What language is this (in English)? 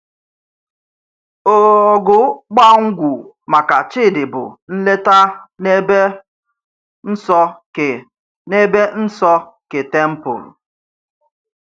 Igbo